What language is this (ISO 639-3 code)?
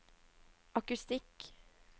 nor